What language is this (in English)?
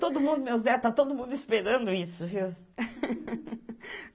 Portuguese